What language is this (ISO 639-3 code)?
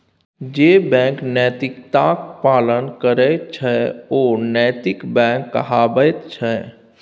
mai